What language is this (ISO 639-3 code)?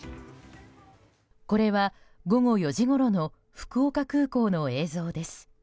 jpn